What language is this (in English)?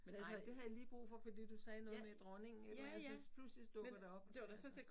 Danish